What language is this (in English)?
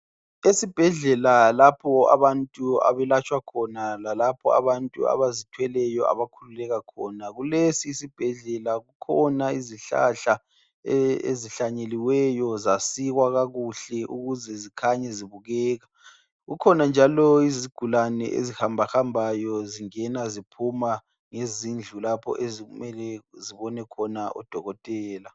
North Ndebele